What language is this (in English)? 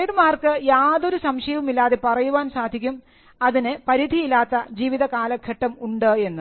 Malayalam